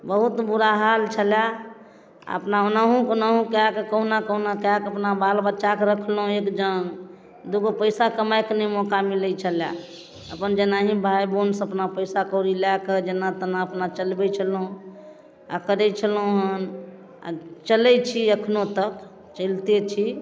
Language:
Maithili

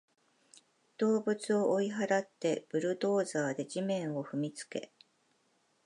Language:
Japanese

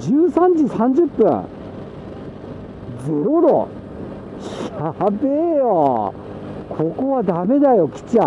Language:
Japanese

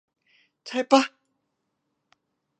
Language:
Thai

